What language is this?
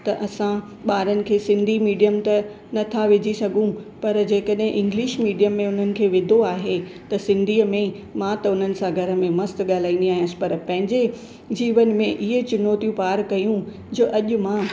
Sindhi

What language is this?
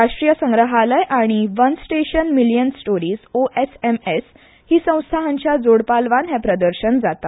Konkani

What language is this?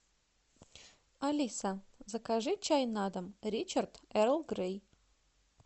Russian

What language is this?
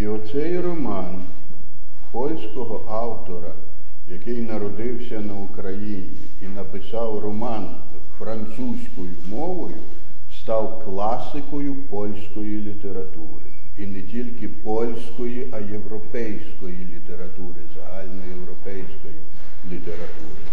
Ukrainian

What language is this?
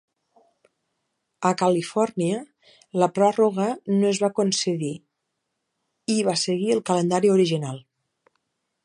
Catalan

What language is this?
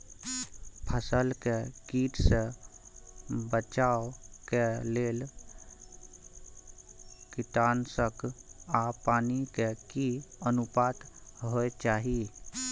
Maithili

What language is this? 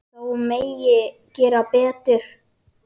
Icelandic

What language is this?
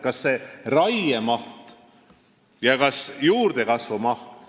Estonian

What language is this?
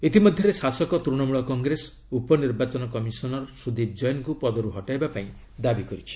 Odia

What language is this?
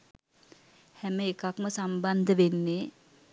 Sinhala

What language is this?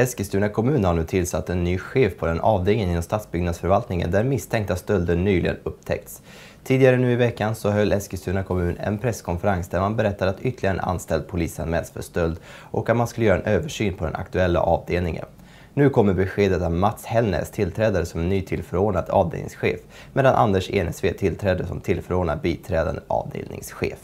Swedish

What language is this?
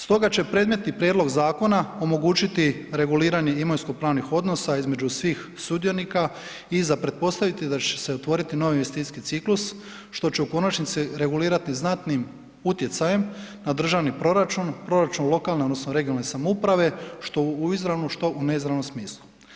Croatian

